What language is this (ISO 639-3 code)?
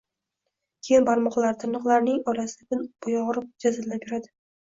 uzb